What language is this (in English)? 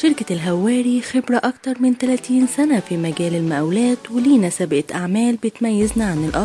Arabic